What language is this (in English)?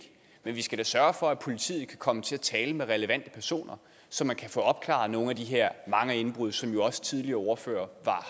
Danish